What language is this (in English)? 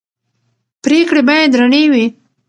Pashto